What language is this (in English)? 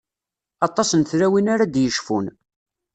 Kabyle